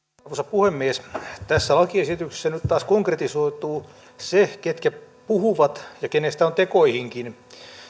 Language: Finnish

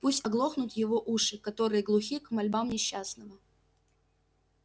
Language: Russian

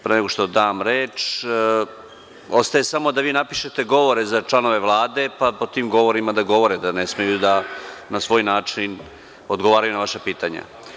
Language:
Serbian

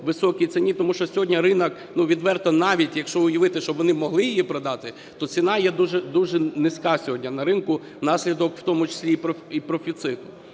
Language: Ukrainian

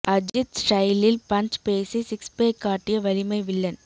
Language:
Tamil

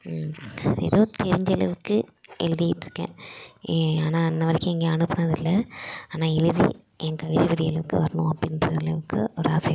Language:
Tamil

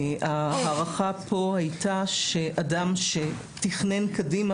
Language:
Hebrew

